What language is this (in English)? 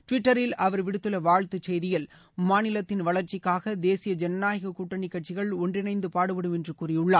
Tamil